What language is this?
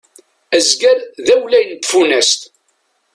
Kabyle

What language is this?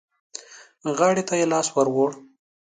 Pashto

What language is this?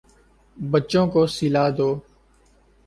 Urdu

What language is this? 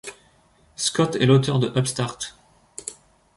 French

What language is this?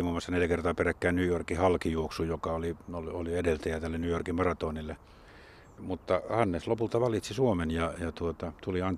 Finnish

